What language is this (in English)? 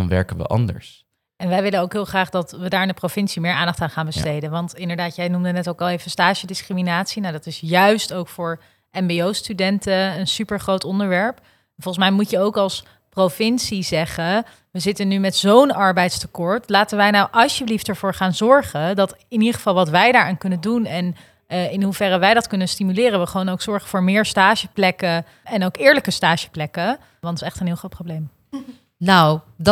Dutch